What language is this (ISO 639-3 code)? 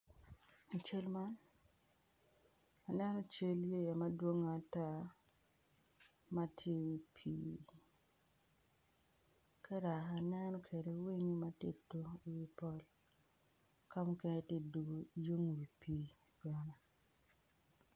ach